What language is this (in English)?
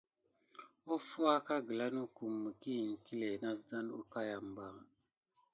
Gidar